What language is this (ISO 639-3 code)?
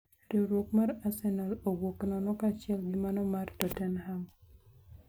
luo